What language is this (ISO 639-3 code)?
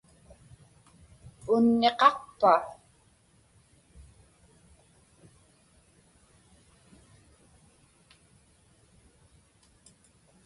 ipk